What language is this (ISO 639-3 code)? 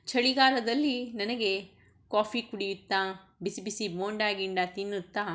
kan